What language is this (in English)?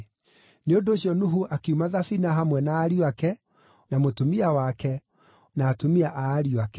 Kikuyu